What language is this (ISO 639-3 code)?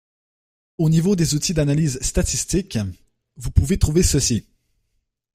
fra